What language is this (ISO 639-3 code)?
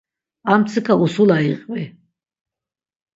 lzz